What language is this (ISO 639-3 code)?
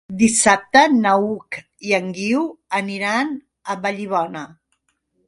cat